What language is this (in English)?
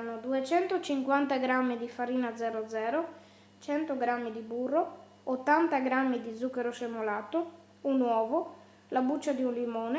Italian